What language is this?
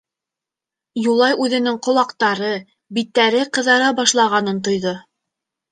Bashkir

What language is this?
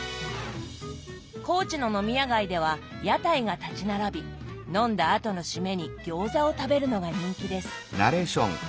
Japanese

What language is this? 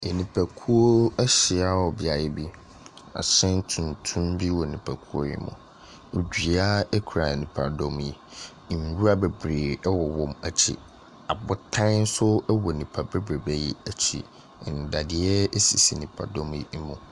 Akan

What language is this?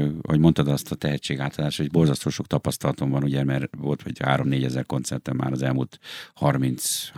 Hungarian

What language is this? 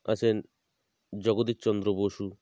Bangla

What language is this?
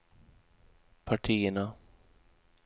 Swedish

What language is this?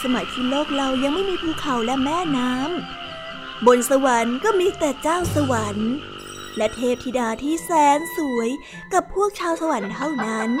Thai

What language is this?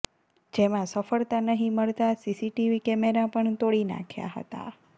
Gujarati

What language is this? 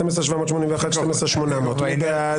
Hebrew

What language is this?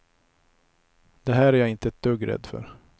Swedish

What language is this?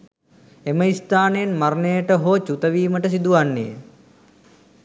Sinhala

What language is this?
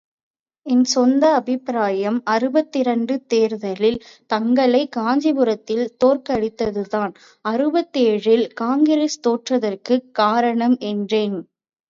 Tamil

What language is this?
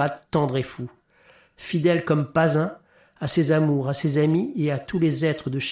French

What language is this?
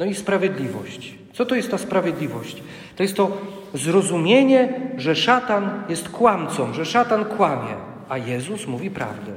Polish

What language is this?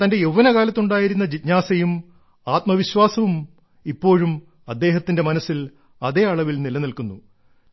Malayalam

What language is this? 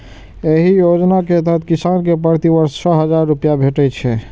Maithili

